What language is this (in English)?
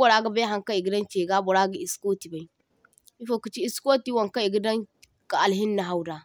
Zarma